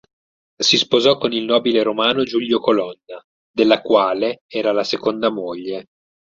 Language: Italian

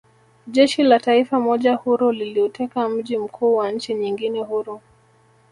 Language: Swahili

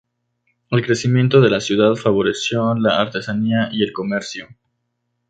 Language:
Spanish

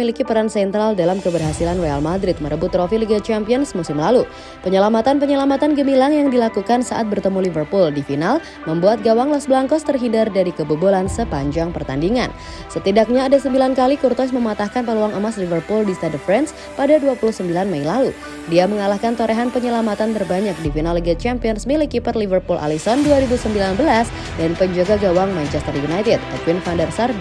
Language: Indonesian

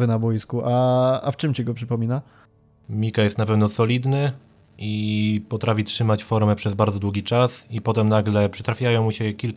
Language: Polish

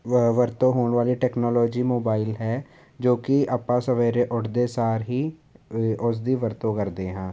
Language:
Punjabi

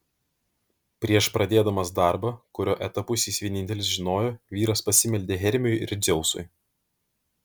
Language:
Lithuanian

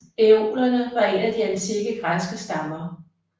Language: Danish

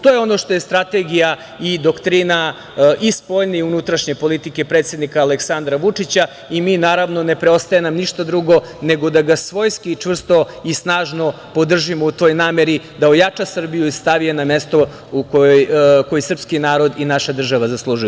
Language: Serbian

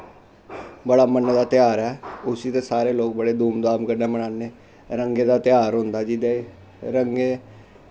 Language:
Dogri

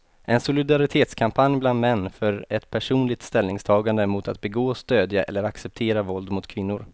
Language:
Swedish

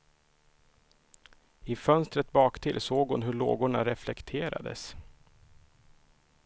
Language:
Swedish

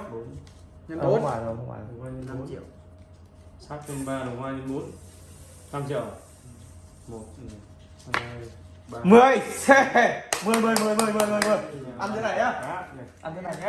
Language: Vietnamese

